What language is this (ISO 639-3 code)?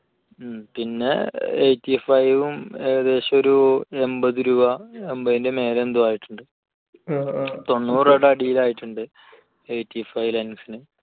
mal